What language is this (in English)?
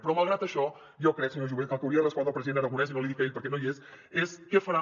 Catalan